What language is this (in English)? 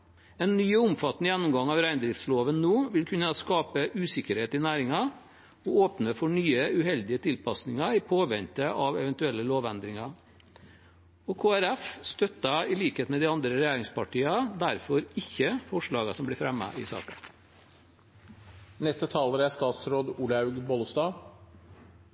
Norwegian Bokmål